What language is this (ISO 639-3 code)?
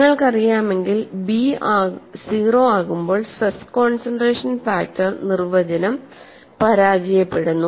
mal